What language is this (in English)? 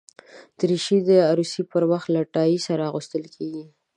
Pashto